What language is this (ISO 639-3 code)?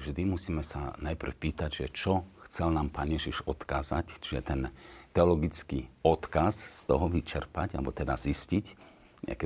slk